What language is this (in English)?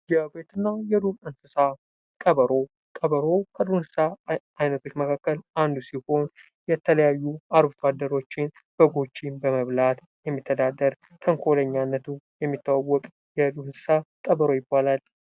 Amharic